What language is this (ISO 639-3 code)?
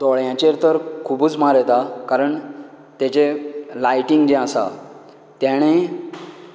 kok